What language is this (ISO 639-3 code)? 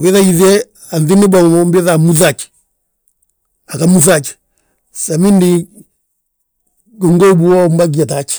bjt